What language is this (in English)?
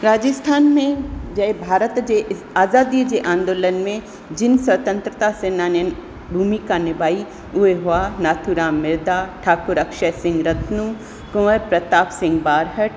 Sindhi